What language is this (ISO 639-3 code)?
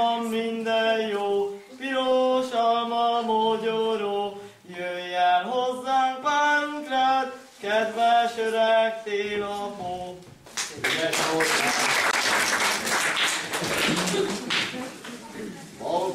hun